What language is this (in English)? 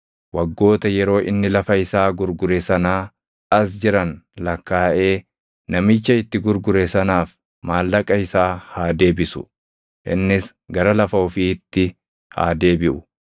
Oromo